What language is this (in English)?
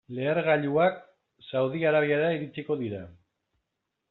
Basque